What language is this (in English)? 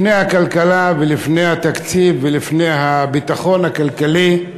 Hebrew